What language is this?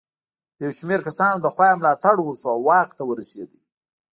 Pashto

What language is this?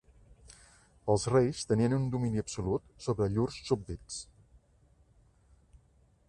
Catalan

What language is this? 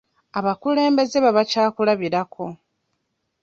Ganda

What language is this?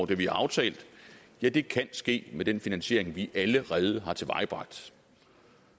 Danish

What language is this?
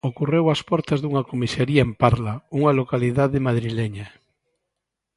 Galician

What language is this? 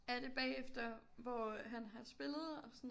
Danish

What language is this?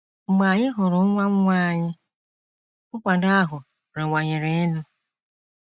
Igbo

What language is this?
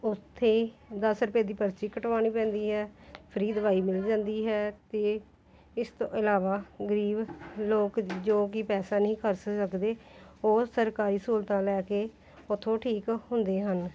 Punjabi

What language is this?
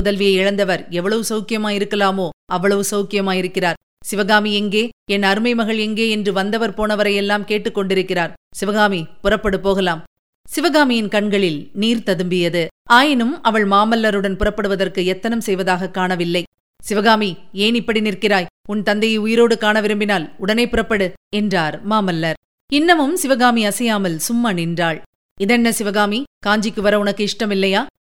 Tamil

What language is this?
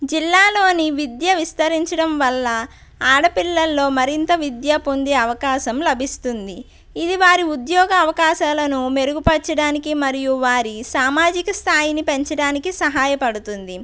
Telugu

